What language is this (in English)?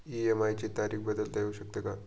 Marathi